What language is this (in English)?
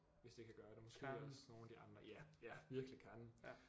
Danish